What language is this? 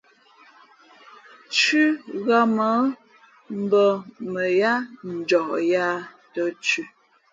Fe'fe'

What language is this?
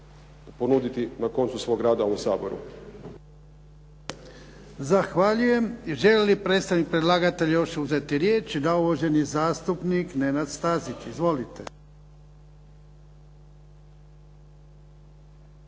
Croatian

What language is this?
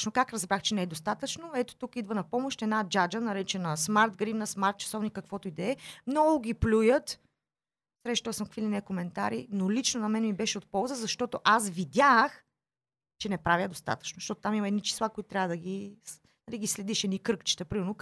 Bulgarian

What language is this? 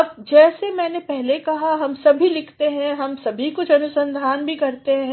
Hindi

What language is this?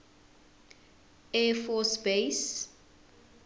Zulu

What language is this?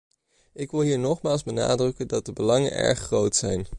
Dutch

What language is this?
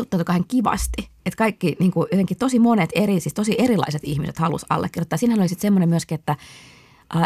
Finnish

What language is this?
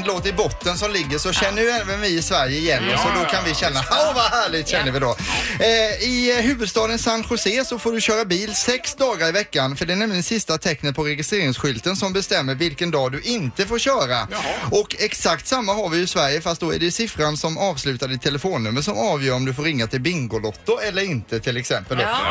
Swedish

